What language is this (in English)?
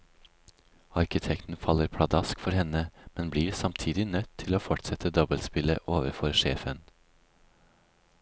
Norwegian